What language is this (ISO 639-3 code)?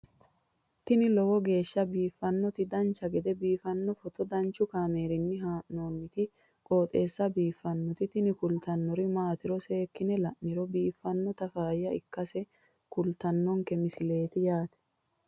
sid